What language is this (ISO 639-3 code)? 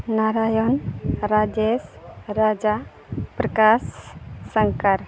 sat